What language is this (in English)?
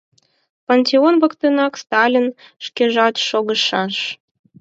Mari